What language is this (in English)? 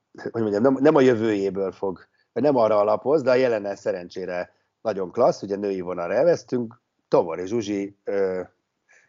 Hungarian